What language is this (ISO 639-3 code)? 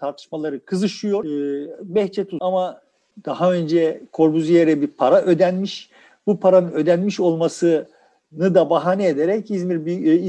tur